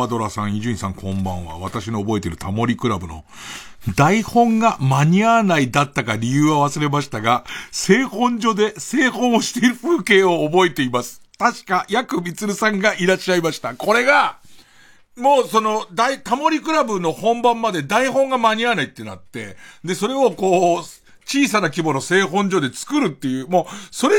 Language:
Japanese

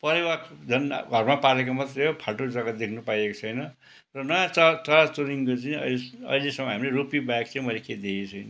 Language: Nepali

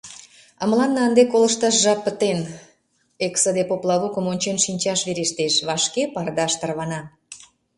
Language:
Mari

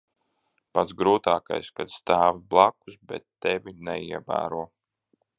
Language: Latvian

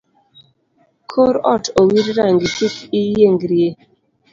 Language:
Luo (Kenya and Tanzania)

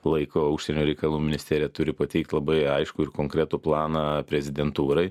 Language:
Lithuanian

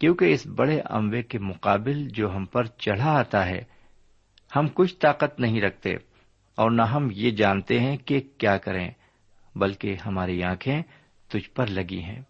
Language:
Urdu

